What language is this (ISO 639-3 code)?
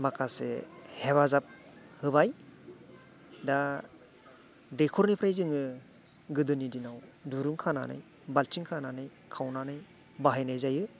brx